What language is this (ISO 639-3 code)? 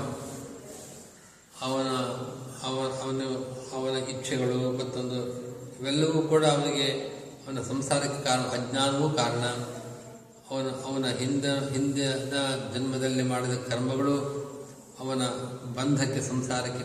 kan